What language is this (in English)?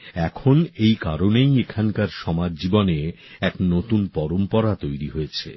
Bangla